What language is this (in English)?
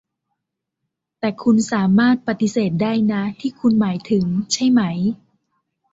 Thai